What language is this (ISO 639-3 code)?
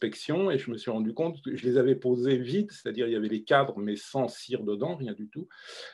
fra